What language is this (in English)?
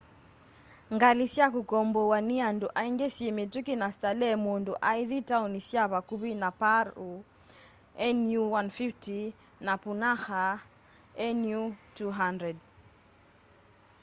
Kamba